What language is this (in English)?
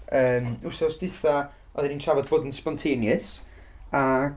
Welsh